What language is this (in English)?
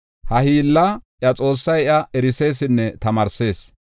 Gofa